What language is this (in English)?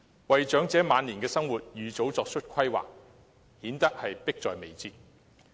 Cantonese